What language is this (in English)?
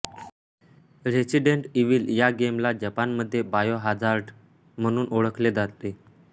Marathi